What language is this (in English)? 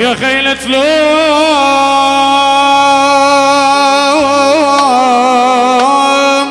Arabic